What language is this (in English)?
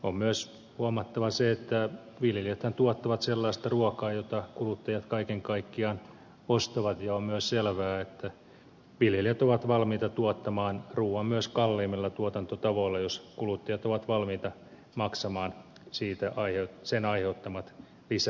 Finnish